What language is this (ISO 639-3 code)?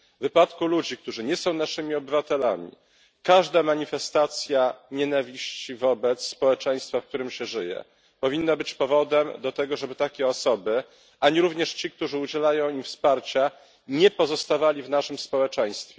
pol